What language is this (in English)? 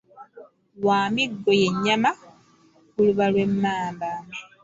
Ganda